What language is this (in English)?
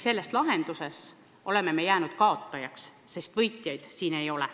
Estonian